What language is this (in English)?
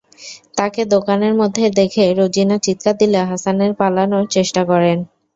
Bangla